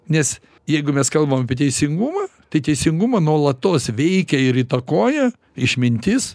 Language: Lithuanian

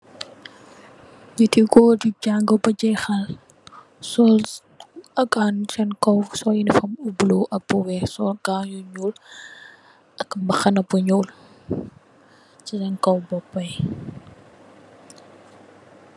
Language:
Wolof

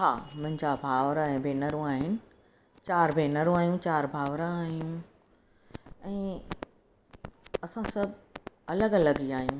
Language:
Sindhi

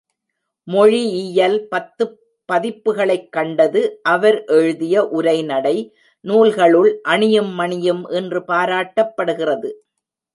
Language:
Tamil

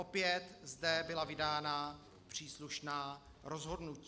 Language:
Czech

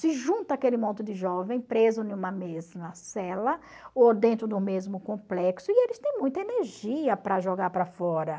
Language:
Portuguese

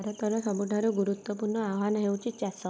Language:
Odia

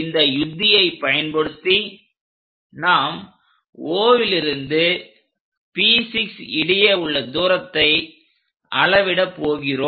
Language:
Tamil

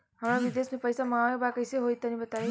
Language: Bhojpuri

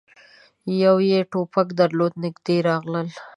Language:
Pashto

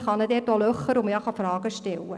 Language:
Swiss German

